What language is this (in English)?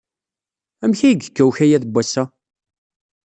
Kabyle